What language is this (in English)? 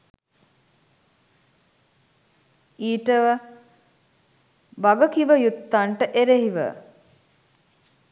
Sinhala